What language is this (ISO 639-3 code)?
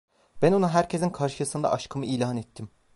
tur